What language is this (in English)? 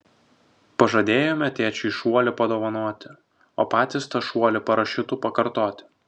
Lithuanian